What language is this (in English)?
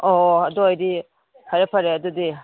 Manipuri